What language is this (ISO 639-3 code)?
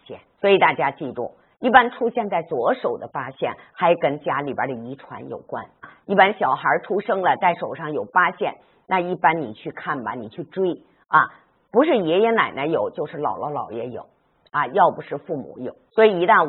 zho